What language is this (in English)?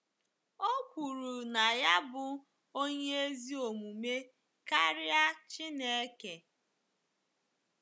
Igbo